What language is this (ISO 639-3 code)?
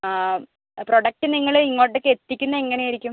mal